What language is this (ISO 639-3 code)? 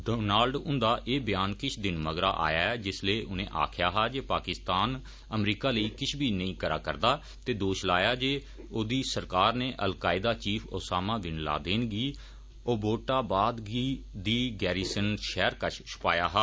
doi